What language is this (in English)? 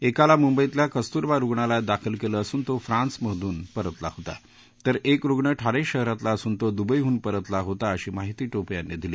Marathi